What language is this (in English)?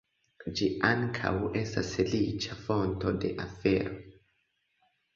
Esperanto